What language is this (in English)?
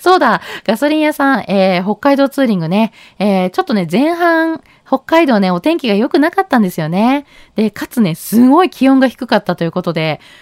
Japanese